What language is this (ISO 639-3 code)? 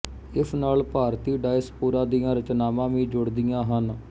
pan